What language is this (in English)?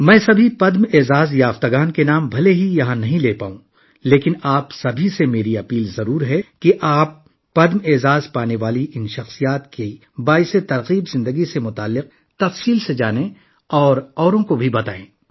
Urdu